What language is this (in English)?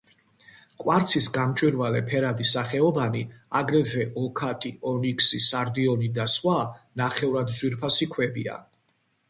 Georgian